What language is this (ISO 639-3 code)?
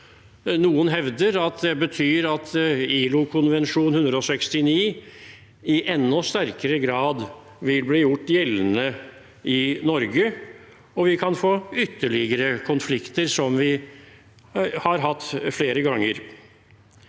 nor